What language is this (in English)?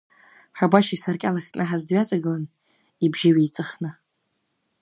Abkhazian